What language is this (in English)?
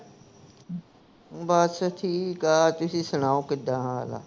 Punjabi